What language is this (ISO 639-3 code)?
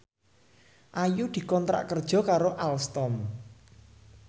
jav